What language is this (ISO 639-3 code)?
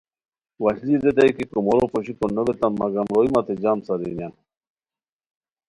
khw